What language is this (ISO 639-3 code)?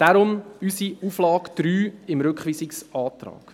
gsw